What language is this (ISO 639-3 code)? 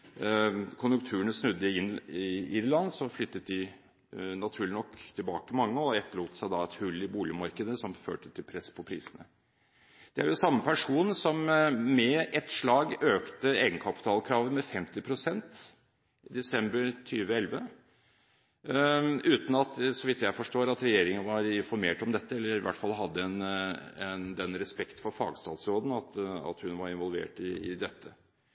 nob